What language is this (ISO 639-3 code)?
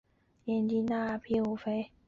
zho